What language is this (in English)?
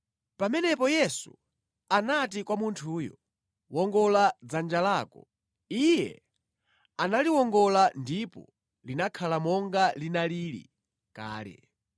Nyanja